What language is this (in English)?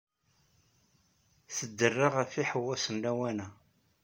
Kabyle